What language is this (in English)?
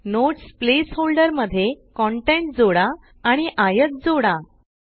Marathi